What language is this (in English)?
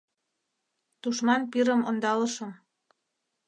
Mari